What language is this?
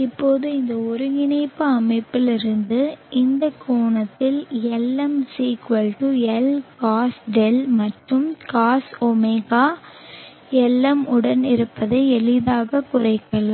Tamil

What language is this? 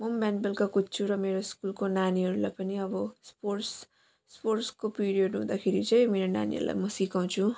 Nepali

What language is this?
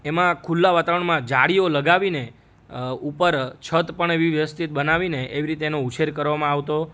Gujarati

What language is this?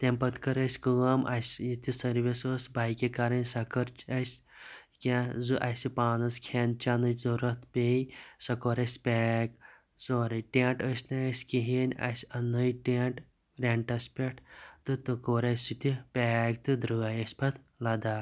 Kashmiri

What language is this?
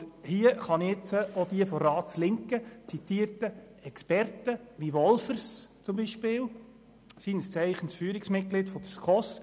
Swiss German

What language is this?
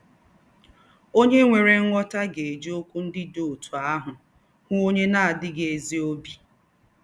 Igbo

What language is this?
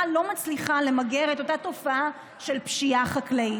Hebrew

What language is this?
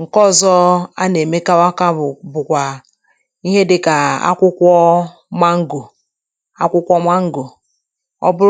Igbo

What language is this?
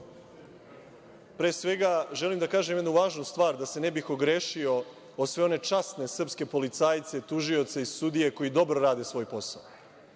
Serbian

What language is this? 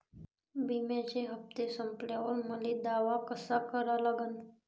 Marathi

